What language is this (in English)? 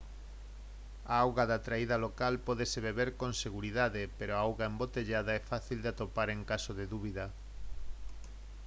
Galician